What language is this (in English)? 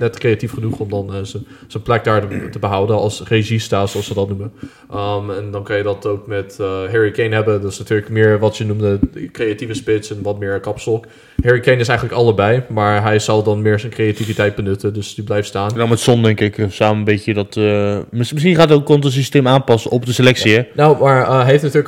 Dutch